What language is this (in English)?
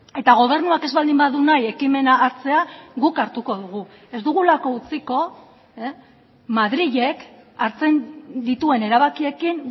Basque